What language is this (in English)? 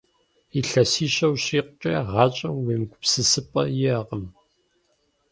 Kabardian